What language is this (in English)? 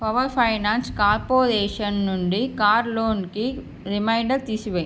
Telugu